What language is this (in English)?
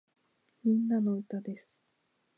Japanese